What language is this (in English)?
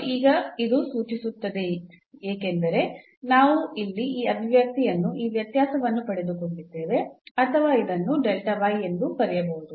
Kannada